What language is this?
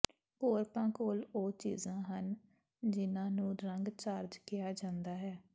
Punjabi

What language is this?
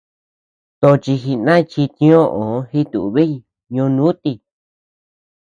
Tepeuxila Cuicatec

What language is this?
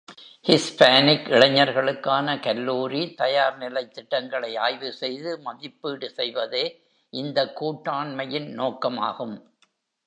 Tamil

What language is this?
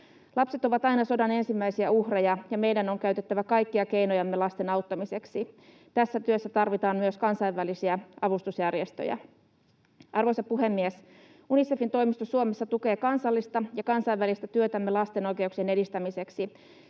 Finnish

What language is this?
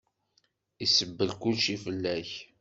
Kabyle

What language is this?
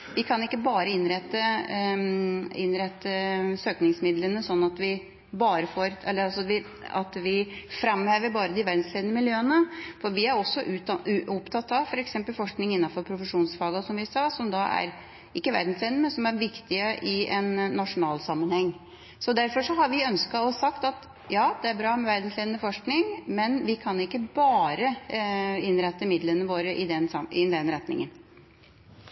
Norwegian Bokmål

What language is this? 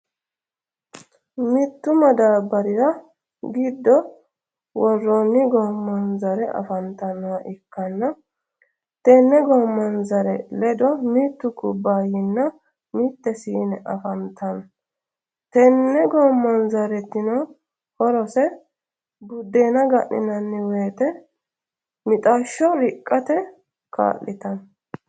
Sidamo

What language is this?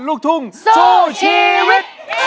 Thai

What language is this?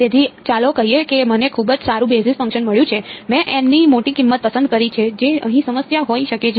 Gujarati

